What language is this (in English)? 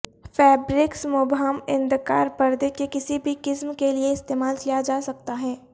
Urdu